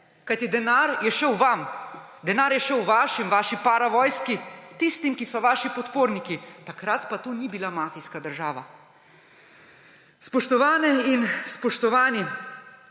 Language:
Slovenian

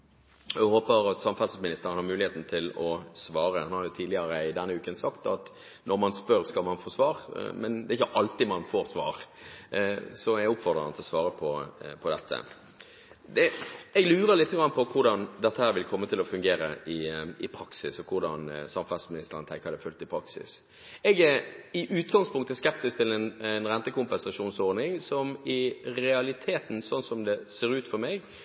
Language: Norwegian Bokmål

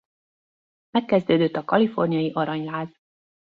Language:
Hungarian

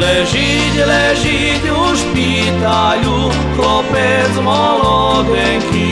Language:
Slovak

